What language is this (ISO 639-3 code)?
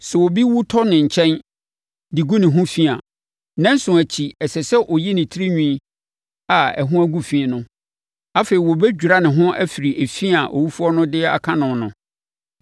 aka